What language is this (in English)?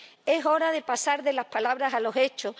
Spanish